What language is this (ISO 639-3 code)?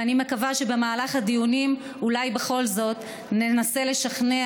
heb